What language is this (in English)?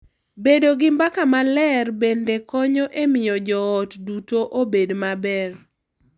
Luo (Kenya and Tanzania)